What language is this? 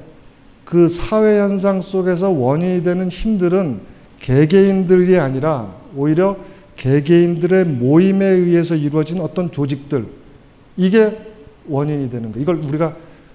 Korean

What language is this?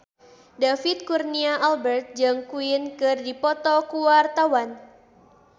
Sundanese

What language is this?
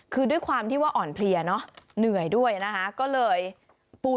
Thai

